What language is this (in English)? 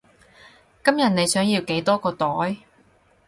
Cantonese